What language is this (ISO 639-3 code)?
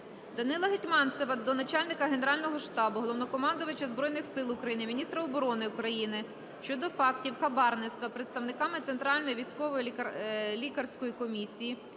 ukr